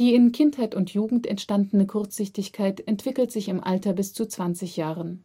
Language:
German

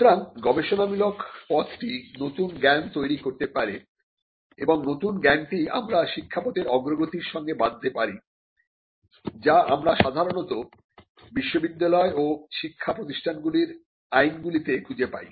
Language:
Bangla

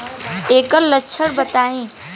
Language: Bhojpuri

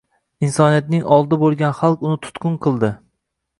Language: Uzbek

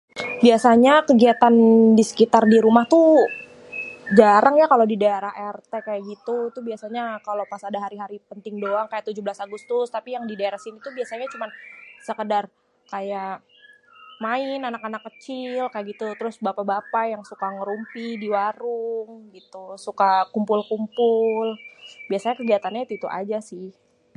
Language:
Betawi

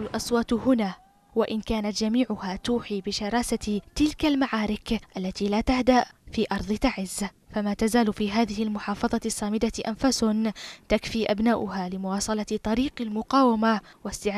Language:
Arabic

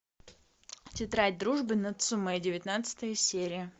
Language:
Russian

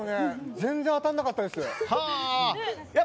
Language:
Japanese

